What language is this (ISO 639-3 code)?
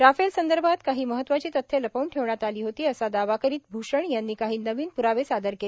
mar